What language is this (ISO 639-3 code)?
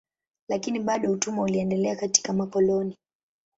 swa